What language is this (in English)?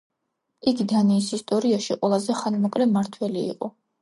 Georgian